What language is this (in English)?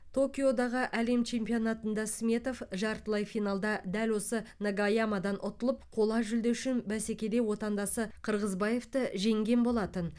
Kazakh